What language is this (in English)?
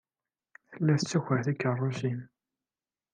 Kabyle